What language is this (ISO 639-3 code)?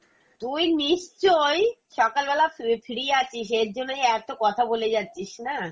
ben